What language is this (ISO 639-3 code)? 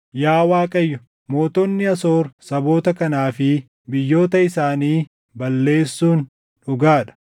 orm